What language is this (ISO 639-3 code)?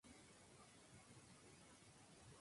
spa